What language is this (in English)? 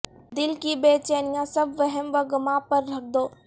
Urdu